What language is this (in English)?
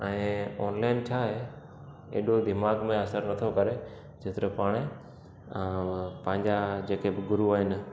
Sindhi